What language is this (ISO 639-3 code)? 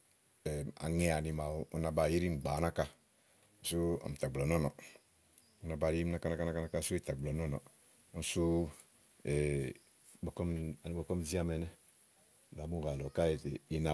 ahl